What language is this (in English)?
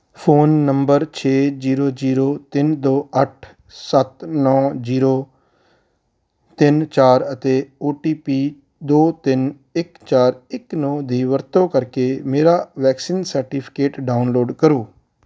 Punjabi